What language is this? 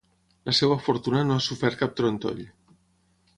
Catalan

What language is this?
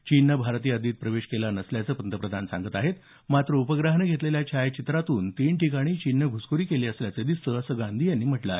Marathi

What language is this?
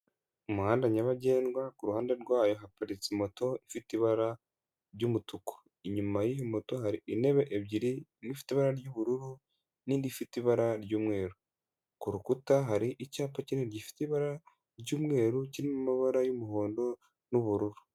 Kinyarwanda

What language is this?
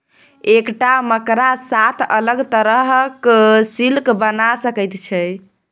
Maithili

